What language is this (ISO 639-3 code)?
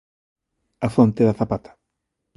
glg